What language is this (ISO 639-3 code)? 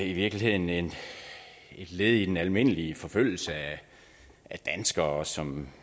dan